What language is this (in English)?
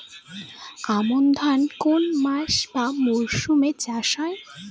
Bangla